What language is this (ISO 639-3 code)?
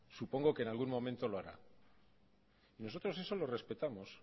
spa